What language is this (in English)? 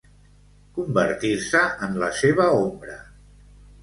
Catalan